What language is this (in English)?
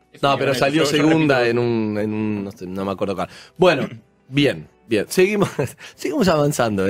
Spanish